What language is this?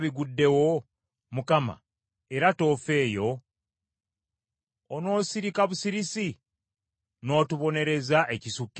Ganda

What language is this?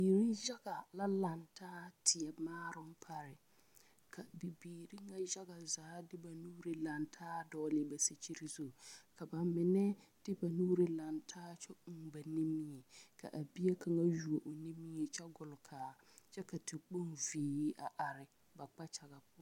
Southern Dagaare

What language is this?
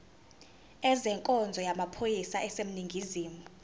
Zulu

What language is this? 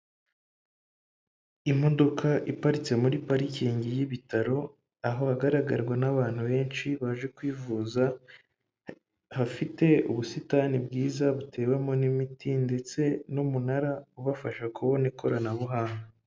Kinyarwanda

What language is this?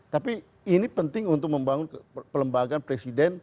Indonesian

